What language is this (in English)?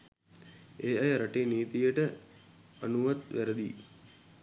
Sinhala